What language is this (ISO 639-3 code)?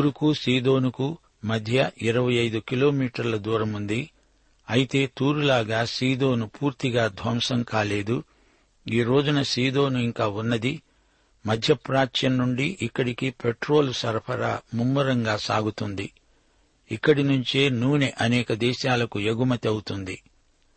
tel